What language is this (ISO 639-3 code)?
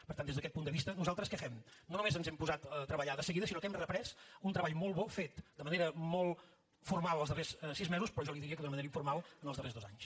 cat